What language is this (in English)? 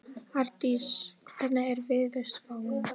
Icelandic